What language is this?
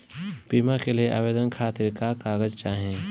Bhojpuri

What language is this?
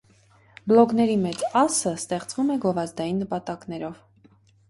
Armenian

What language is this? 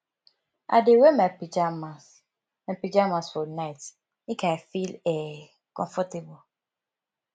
Nigerian Pidgin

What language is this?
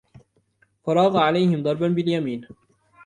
Arabic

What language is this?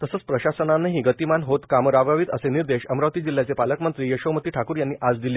Marathi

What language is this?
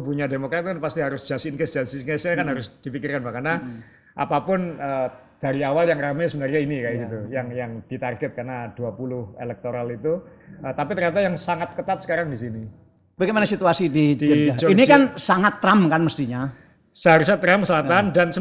Indonesian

